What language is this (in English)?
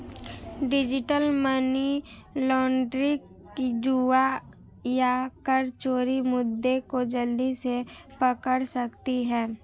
Hindi